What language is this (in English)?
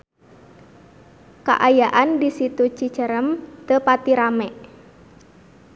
Sundanese